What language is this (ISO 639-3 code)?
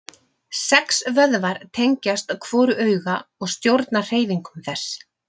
isl